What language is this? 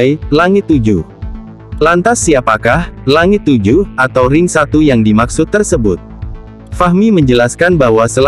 Indonesian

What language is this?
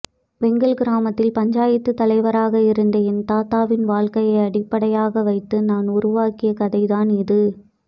Tamil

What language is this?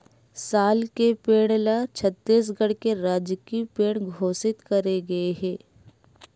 Chhattisgarhi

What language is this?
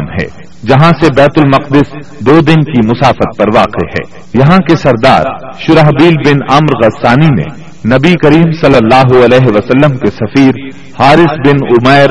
Urdu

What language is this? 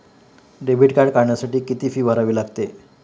Marathi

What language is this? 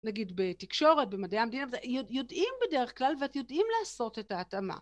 Hebrew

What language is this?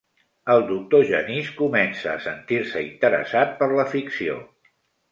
Catalan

